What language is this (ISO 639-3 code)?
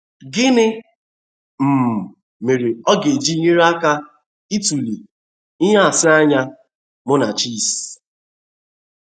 ibo